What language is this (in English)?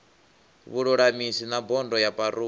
Venda